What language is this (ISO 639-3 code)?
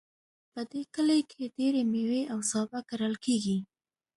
pus